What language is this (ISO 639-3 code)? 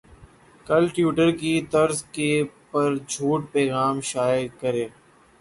urd